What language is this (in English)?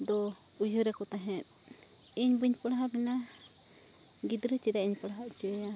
Santali